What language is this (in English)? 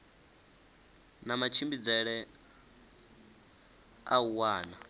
Venda